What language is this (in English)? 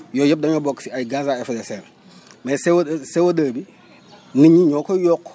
Wolof